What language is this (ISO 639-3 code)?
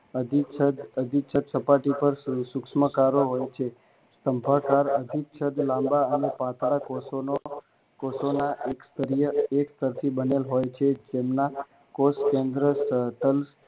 guj